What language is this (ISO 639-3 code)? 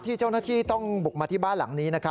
tha